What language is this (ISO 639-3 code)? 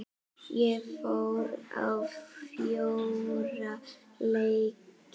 isl